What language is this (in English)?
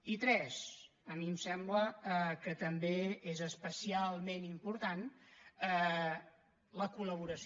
Catalan